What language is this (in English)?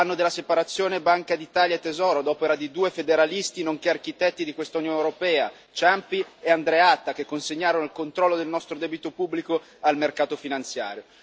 Italian